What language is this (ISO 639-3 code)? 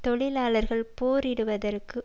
tam